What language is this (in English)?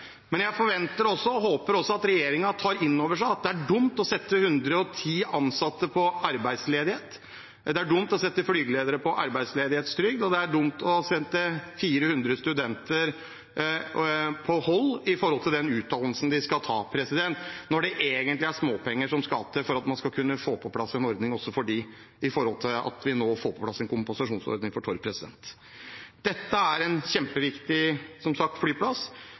Norwegian Bokmål